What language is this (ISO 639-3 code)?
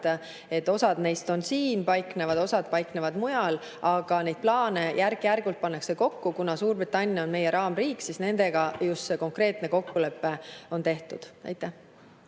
est